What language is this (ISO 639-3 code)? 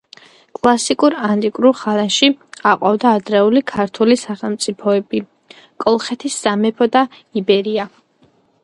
kat